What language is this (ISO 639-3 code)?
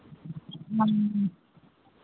mai